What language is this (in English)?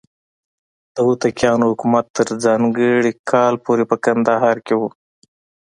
Pashto